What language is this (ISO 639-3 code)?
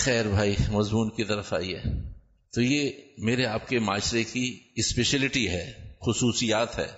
urd